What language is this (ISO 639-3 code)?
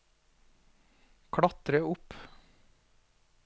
nor